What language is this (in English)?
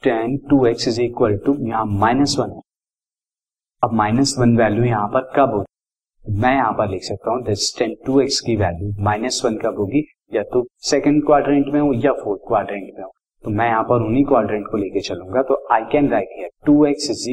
Hindi